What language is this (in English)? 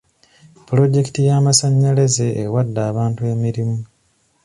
Ganda